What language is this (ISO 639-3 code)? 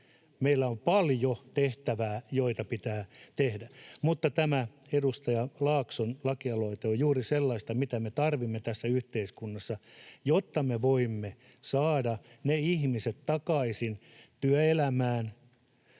fin